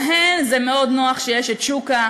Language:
Hebrew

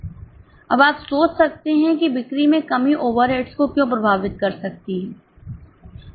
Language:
Hindi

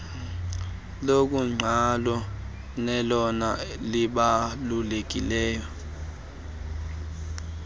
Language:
Xhosa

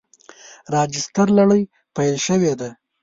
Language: Pashto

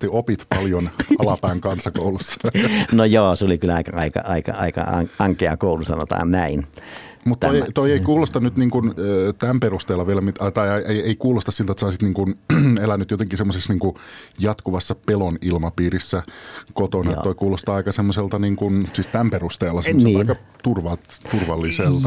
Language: Finnish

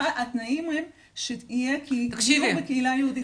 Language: Hebrew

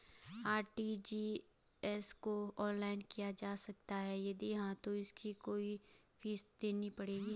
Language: Hindi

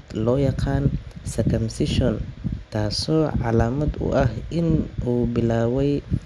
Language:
Somali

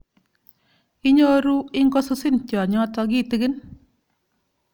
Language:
Kalenjin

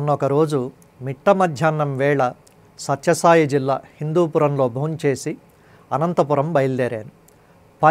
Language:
Telugu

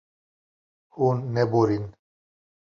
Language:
Kurdish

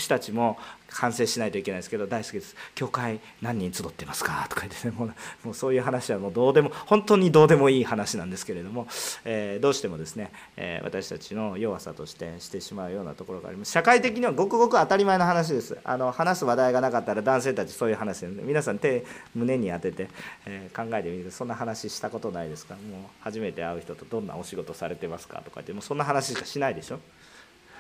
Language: Japanese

